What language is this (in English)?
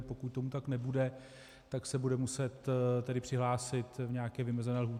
Czech